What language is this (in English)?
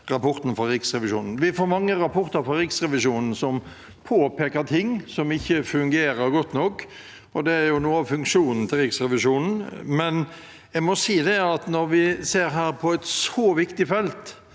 Norwegian